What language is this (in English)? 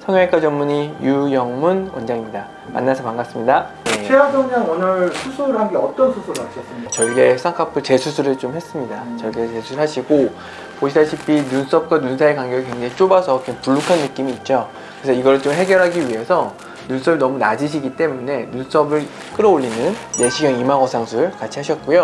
Korean